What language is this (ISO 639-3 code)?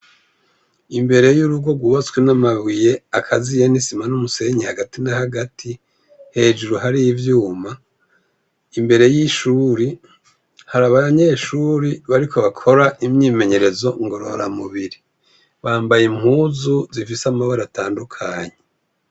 run